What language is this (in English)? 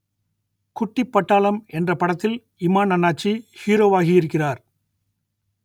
Tamil